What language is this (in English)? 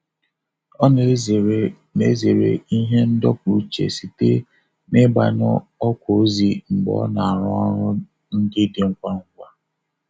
Igbo